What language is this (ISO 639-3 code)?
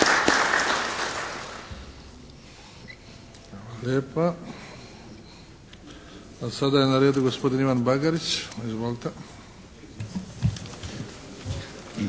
hrv